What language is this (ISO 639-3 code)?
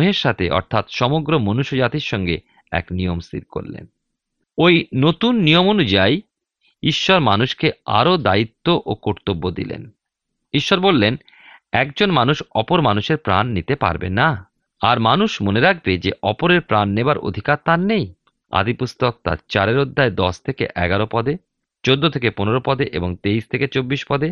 ben